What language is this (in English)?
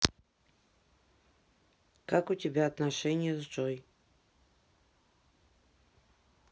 Russian